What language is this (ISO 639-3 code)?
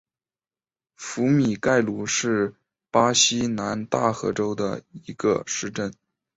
zho